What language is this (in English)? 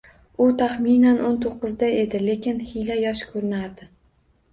Uzbek